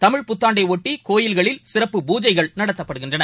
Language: Tamil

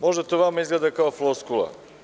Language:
Serbian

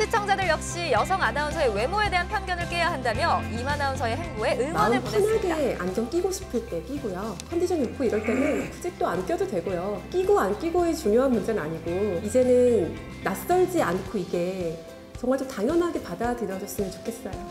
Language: Korean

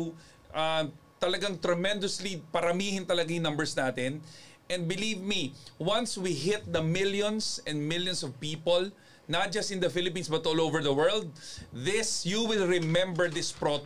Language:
Filipino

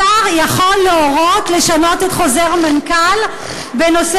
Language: Hebrew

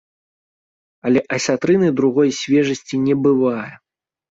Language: Belarusian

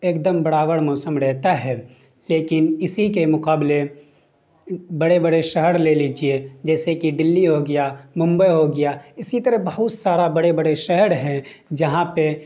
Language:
Urdu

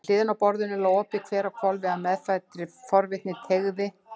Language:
Icelandic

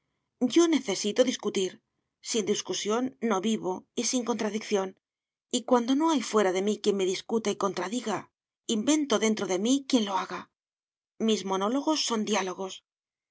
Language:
Spanish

